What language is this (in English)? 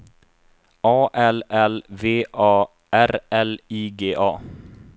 Swedish